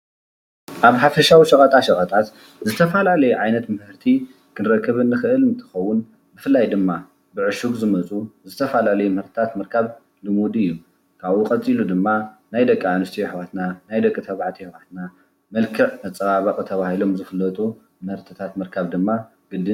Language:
Tigrinya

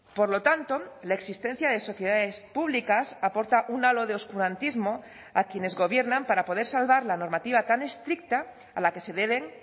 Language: Spanish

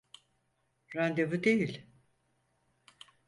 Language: Turkish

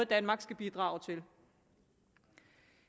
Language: Danish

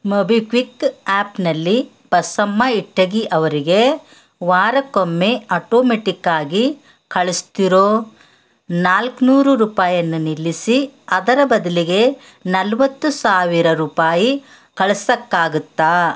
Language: Kannada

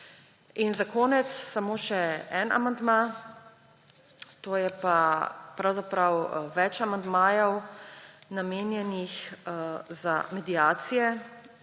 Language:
Slovenian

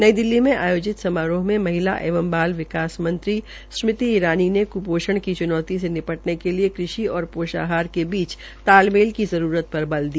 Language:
Hindi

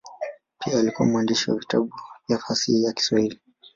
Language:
Swahili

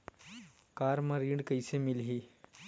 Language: Chhattisgarhi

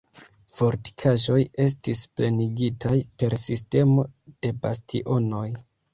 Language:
Esperanto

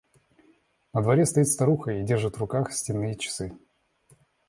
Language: Russian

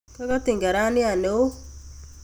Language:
Kalenjin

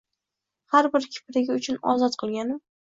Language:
Uzbek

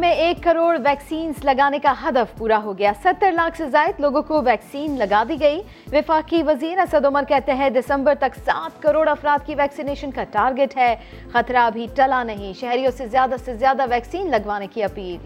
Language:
Urdu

